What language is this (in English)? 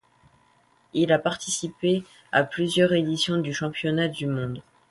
French